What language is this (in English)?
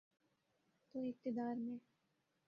Urdu